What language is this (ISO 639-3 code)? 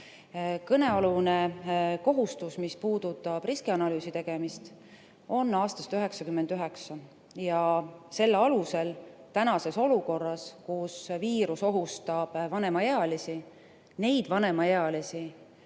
est